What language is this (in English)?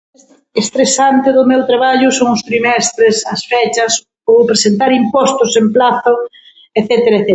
Galician